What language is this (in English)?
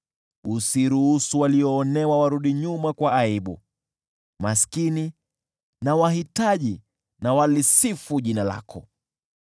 Swahili